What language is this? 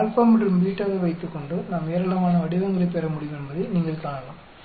Tamil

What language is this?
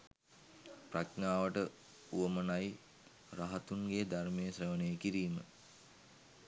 Sinhala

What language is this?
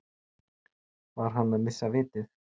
Icelandic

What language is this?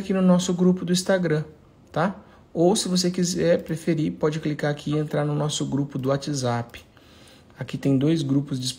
Portuguese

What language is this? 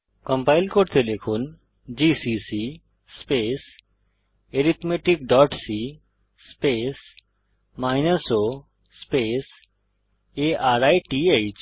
Bangla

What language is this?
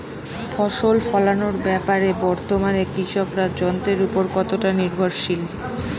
Bangla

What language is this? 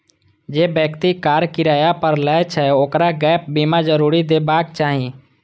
Maithili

